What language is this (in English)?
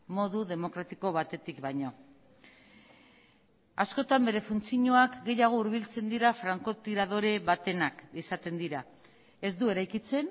Basque